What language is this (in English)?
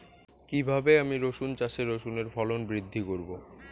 Bangla